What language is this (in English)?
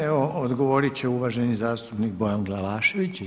Croatian